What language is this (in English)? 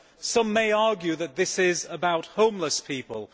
English